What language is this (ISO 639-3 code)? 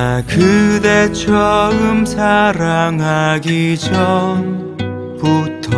kor